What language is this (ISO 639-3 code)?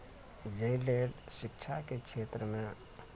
mai